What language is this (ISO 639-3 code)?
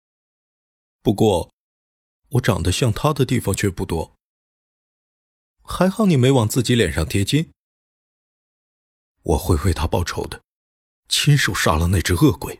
zho